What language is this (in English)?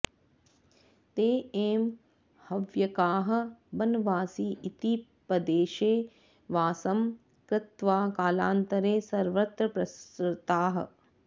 Sanskrit